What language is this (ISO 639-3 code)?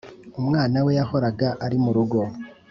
kin